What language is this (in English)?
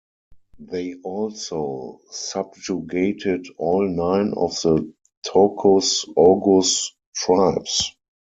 English